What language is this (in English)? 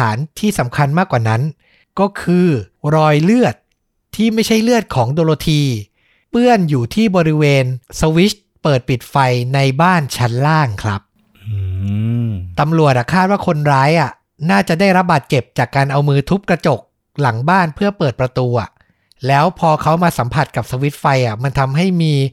Thai